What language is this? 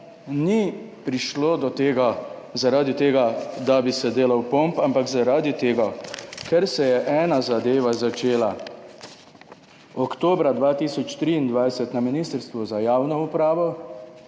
Slovenian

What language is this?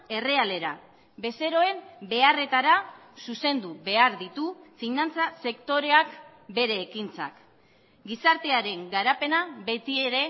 Basque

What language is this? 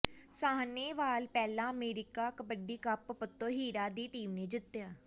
Punjabi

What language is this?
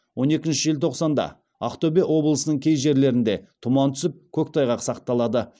Kazakh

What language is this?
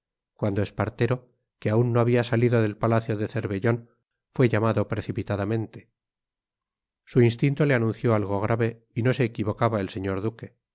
Spanish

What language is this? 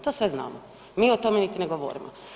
Croatian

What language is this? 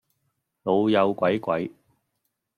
Cantonese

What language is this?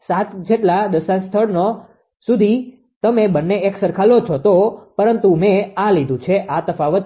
Gujarati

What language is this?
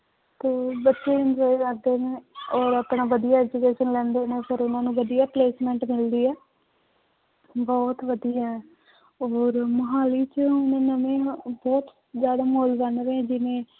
Punjabi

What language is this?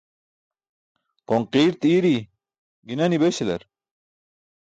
Burushaski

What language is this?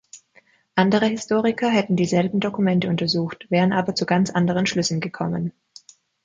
German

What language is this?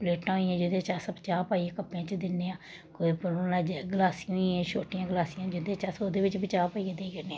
Dogri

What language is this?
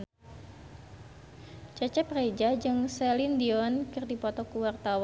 Sundanese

